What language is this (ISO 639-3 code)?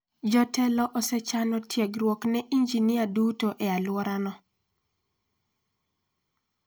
luo